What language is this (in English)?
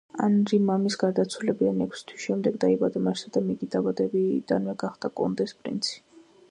Georgian